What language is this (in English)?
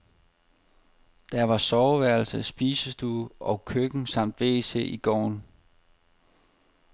Danish